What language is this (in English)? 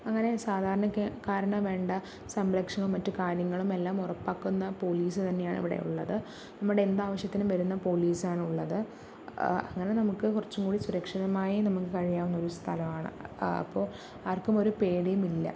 Malayalam